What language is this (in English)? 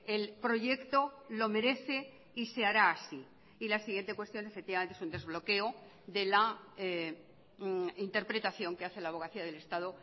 Spanish